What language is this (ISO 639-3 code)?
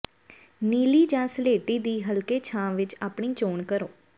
pan